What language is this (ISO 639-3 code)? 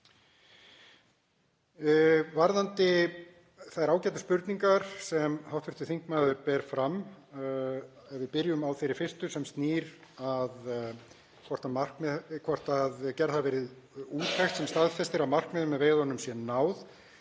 isl